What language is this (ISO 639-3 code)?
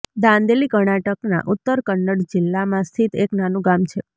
guj